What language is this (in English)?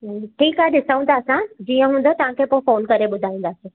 Sindhi